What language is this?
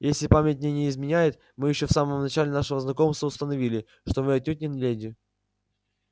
Russian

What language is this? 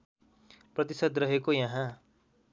Nepali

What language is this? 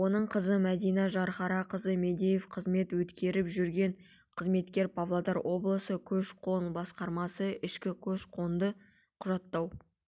Kazakh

